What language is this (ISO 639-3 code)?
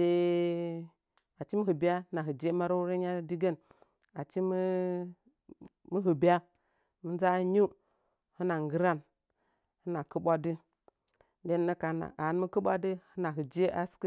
nja